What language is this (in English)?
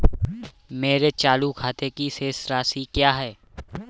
Hindi